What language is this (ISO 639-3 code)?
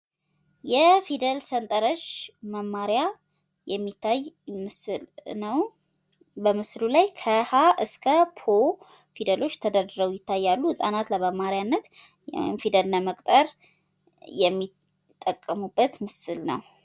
amh